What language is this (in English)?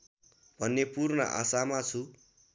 Nepali